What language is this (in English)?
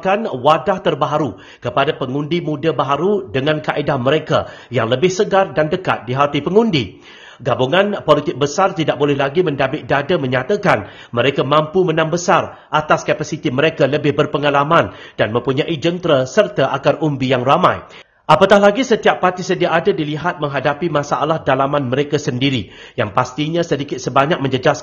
Malay